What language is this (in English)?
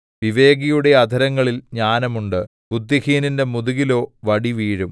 Malayalam